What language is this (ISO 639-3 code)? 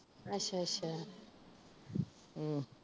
pan